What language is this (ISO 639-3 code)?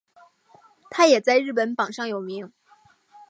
zho